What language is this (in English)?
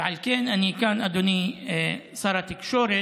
Hebrew